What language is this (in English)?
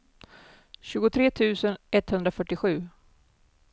Swedish